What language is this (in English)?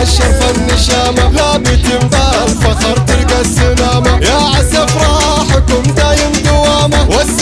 Arabic